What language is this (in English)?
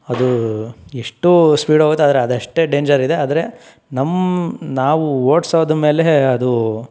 Kannada